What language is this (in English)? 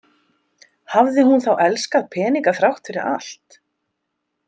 Icelandic